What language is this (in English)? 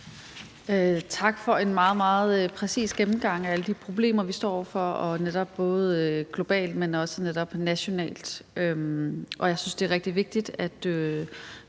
Danish